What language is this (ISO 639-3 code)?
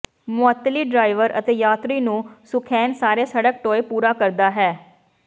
pan